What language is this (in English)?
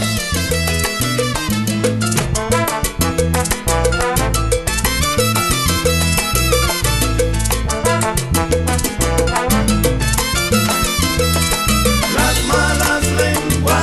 Spanish